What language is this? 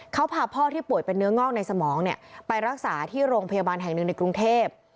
Thai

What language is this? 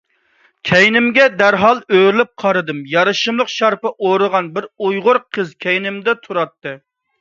Uyghur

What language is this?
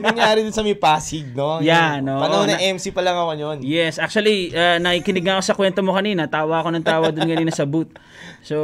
Filipino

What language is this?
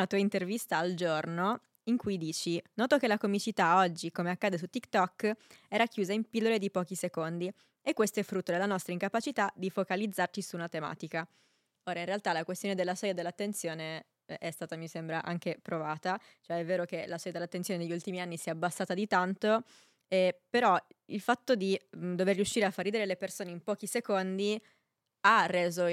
Italian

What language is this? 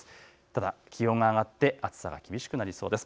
Japanese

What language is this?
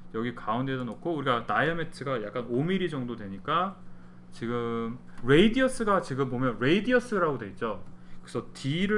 Korean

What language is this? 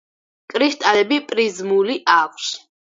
Georgian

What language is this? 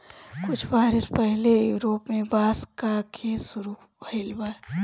Bhojpuri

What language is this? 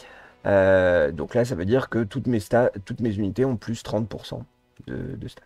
French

